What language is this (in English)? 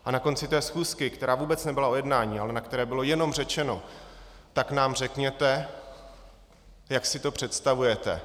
Czech